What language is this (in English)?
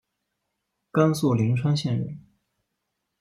Chinese